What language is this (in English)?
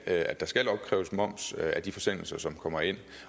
Danish